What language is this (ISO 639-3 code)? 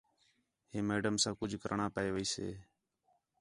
xhe